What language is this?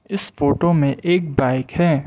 Hindi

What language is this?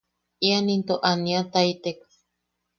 Yaqui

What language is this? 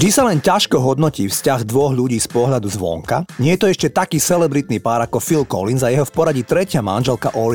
Slovak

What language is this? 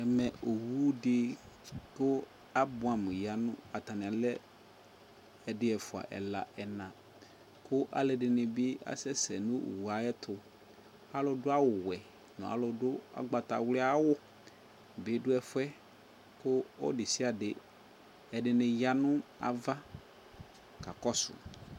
Ikposo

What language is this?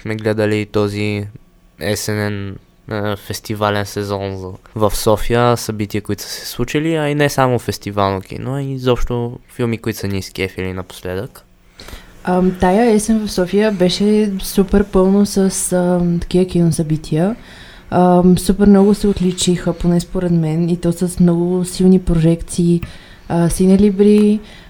Bulgarian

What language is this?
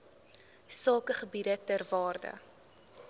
Afrikaans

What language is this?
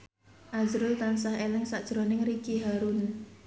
Javanese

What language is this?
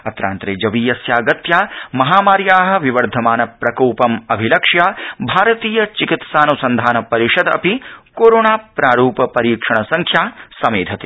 Sanskrit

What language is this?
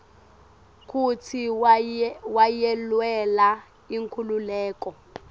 Swati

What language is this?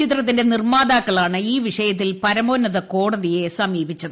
Malayalam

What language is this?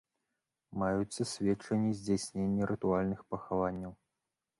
Belarusian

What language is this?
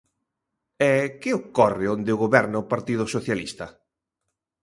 Galician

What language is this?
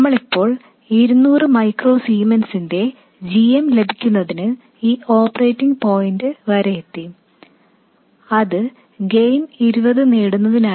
Malayalam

